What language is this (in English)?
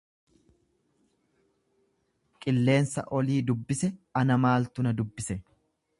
Oromo